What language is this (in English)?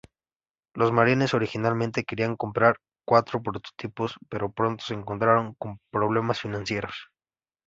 Spanish